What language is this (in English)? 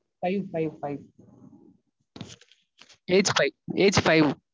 Tamil